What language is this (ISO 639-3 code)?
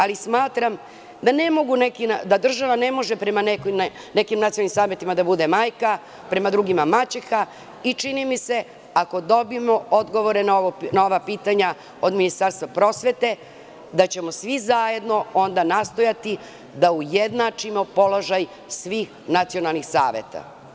srp